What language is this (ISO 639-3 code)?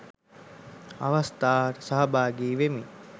sin